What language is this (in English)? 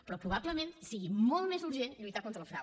Catalan